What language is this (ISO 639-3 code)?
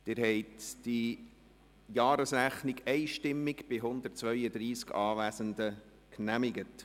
gsw